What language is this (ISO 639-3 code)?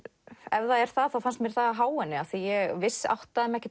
isl